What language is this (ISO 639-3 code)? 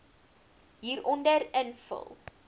afr